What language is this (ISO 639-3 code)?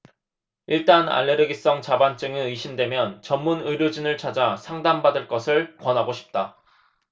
kor